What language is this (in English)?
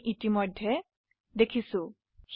Assamese